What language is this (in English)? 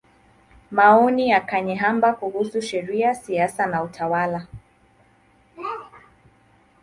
Swahili